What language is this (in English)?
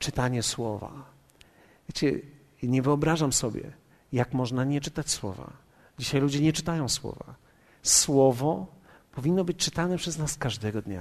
Polish